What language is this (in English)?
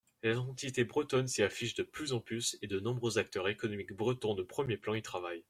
French